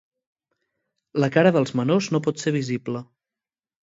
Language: Catalan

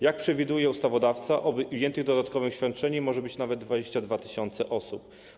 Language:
Polish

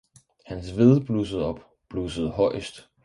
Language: Danish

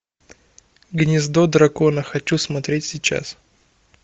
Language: Russian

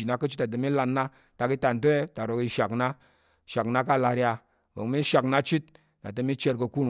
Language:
Tarok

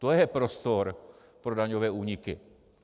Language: Czech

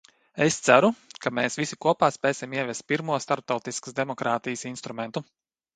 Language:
Latvian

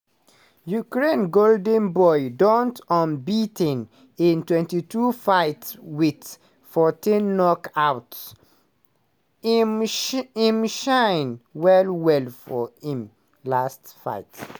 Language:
Nigerian Pidgin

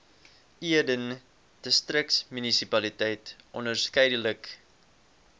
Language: Afrikaans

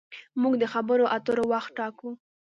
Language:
Pashto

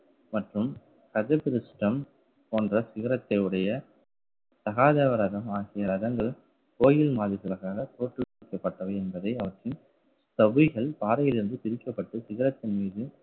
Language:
Tamil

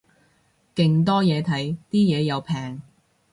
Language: Cantonese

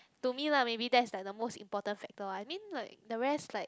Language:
English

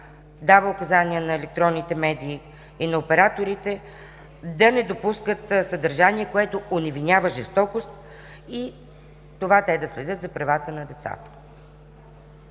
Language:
Bulgarian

